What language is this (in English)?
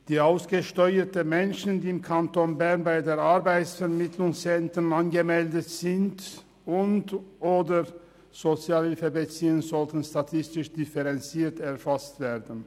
Swiss German